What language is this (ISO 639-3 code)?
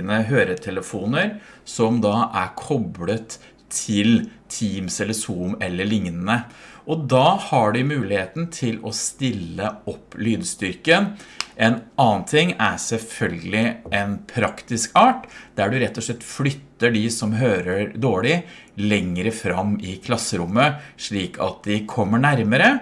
nor